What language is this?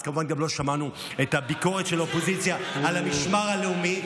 Hebrew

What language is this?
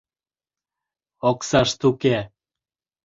Mari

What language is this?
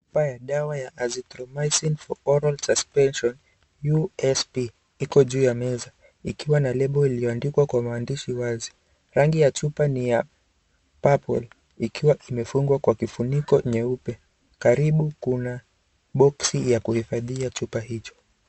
Swahili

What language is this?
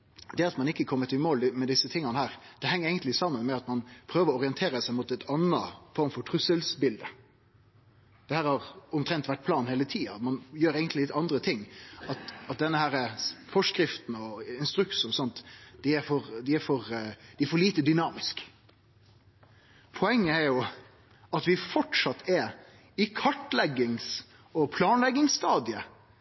Norwegian Nynorsk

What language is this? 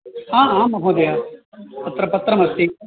Sanskrit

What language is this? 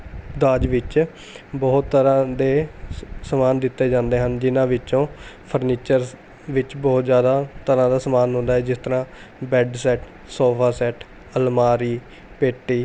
Punjabi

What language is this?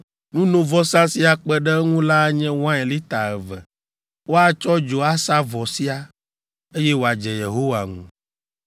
Ewe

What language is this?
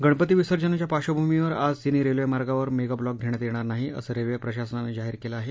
Marathi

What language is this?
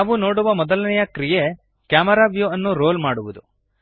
Kannada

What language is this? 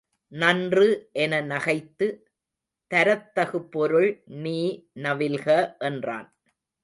Tamil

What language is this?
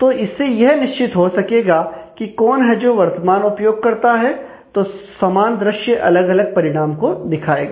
Hindi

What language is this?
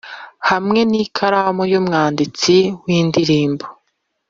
Kinyarwanda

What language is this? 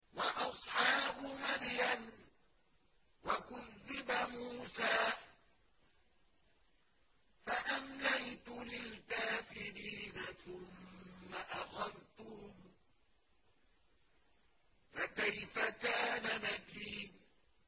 Arabic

